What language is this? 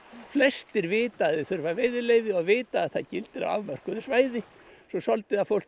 Icelandic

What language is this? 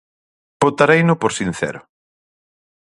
Galician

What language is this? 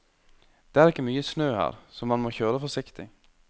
Norwegian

